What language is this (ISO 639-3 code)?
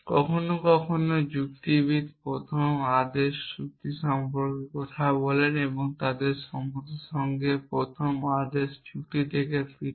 ben